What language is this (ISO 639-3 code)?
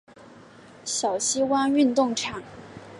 zho